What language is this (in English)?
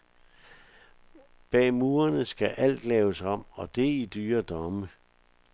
Danish